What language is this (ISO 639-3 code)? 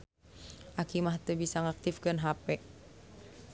sun